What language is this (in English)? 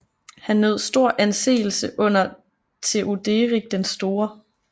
Danish